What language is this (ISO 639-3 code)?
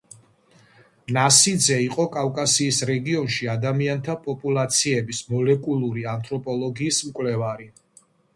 kat